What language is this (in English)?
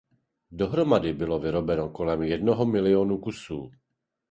Czech